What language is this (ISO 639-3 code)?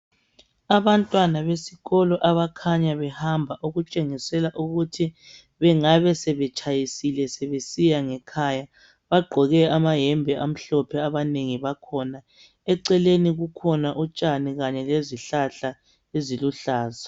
nde